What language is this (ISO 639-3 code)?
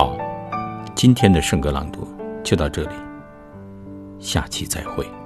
zho